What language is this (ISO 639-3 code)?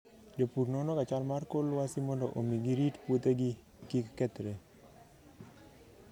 luo